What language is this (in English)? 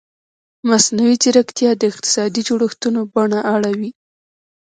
Pashto